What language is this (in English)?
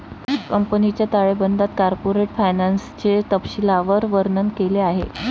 Marathi